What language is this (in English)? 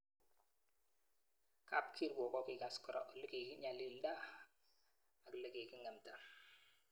Kalenjin